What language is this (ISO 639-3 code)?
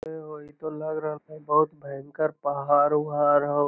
mag